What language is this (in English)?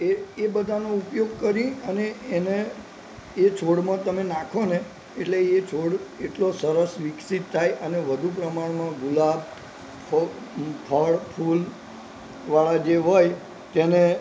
Gujarati